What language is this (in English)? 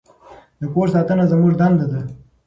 Pashto